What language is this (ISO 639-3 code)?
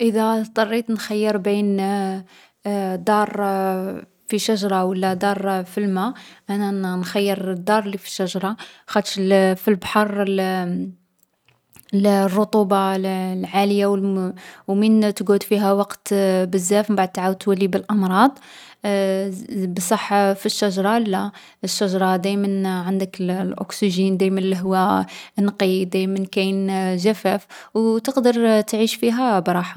arq